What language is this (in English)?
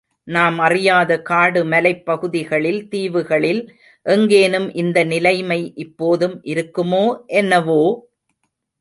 Tamil